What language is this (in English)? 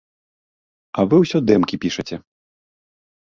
Belarusian